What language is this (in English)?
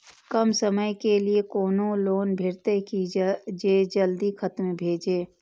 Maithili